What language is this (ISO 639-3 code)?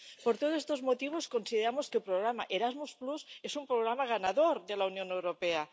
spa